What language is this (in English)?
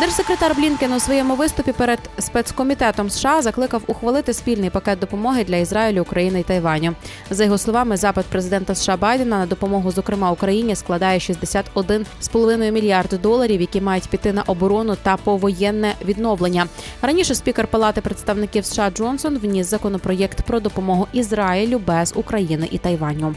Ukrainian